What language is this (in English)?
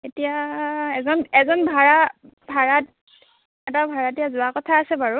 Assamese